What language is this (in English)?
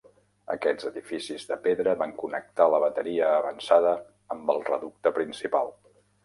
Catalan